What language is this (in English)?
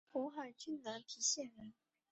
Chinese